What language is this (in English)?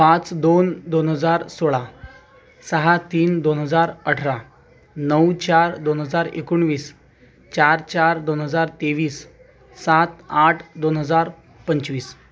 Marathi